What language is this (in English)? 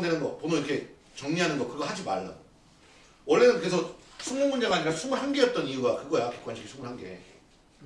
Korean